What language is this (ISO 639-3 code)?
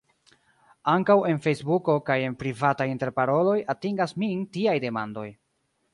epo